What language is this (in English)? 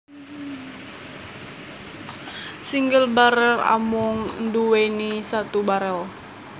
Javanese